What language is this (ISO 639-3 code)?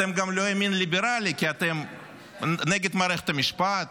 heb